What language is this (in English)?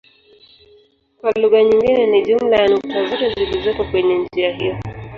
Swahili